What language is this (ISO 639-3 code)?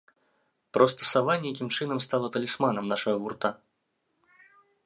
bel